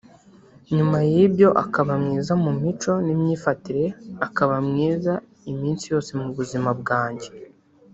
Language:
Kinyarwanda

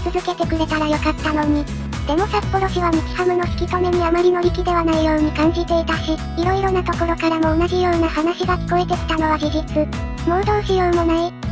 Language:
Japanese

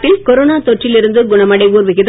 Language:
Tamil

